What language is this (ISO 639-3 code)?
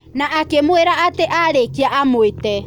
kik